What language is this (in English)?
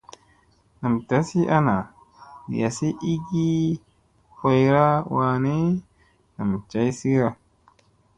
Musey